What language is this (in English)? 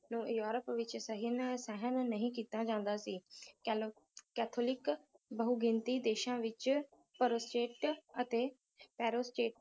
Punjabi